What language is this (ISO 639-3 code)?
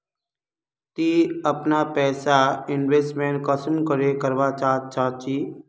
mag